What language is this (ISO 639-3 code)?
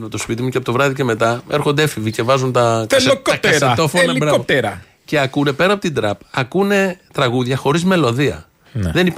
ell